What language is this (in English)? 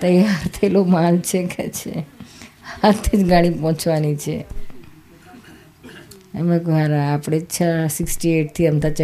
Gujarati